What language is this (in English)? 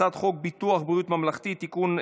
Hebrew